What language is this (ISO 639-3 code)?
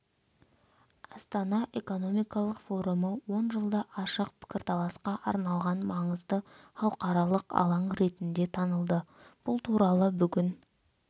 kaz